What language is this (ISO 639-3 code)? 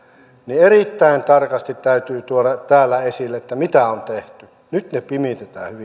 fin